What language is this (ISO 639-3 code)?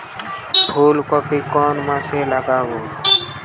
ben